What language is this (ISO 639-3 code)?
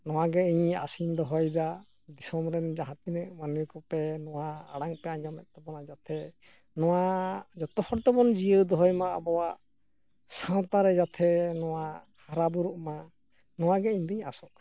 sat